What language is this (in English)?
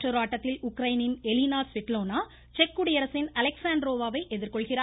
Tamil